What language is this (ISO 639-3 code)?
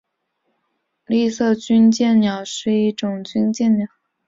zho